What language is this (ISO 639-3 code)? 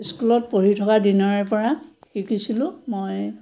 asm